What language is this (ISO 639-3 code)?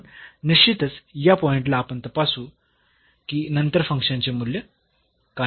mar